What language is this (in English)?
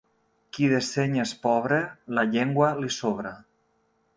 Catalan